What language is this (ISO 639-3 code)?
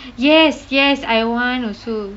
eng